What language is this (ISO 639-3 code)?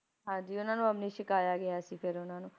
pan